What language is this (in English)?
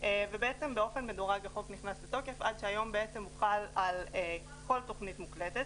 Hebrew